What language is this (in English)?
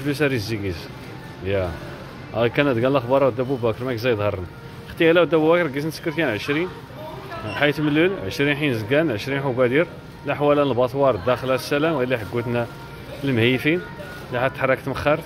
Arabic